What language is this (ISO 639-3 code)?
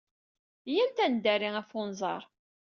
kab